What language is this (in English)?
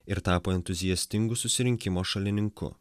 Lithuanian